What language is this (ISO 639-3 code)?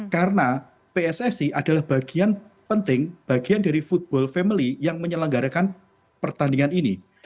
ind